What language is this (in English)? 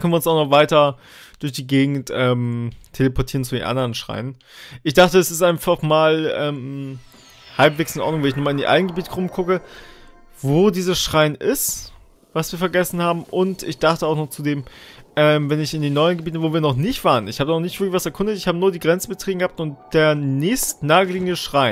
German